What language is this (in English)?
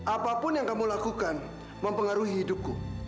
Indonesian